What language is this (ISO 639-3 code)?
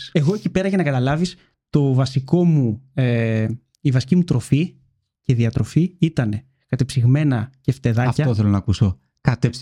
ell